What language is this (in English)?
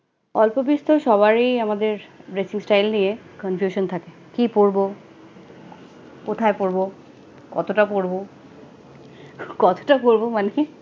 Bangla